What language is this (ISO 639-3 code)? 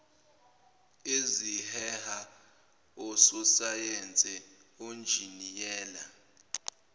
zul